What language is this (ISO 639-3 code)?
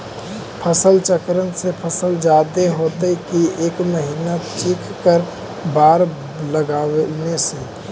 mag